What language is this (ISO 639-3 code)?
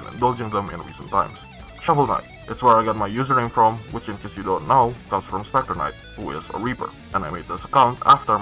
eng